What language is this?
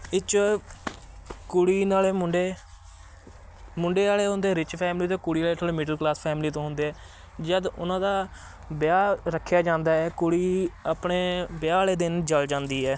Punjabi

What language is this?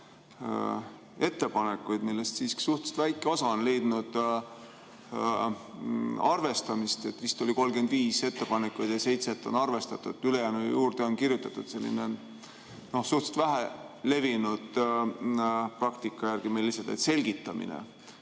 Estonian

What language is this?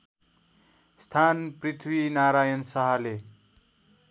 Nepali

